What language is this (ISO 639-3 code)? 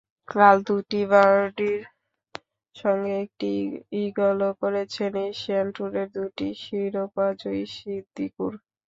ben